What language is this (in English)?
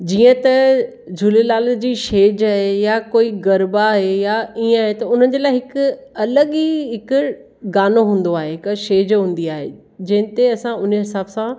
Sindhi